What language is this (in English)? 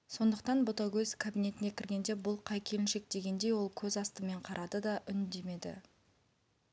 Kazakh